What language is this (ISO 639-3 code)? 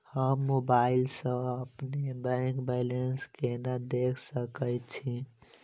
mai